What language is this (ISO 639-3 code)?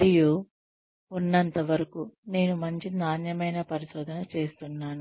tel